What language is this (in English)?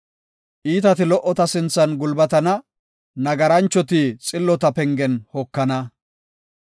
Gofa